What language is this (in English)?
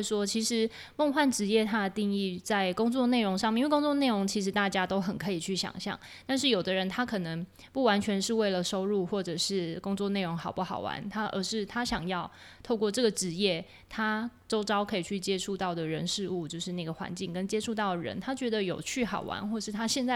Chinese